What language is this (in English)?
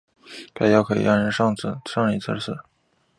Chinese